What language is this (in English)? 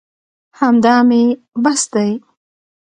Pashto